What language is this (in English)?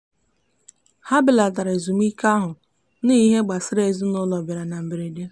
Igbo